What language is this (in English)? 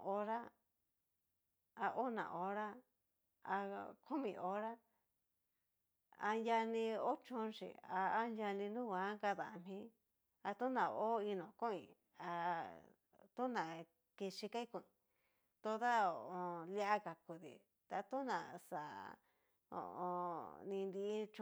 Cacaloxtepec Mixtec